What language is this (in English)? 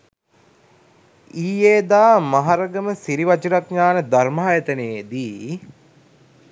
Sinhala